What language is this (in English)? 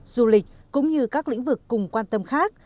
Vietnamese